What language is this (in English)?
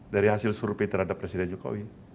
Indonesian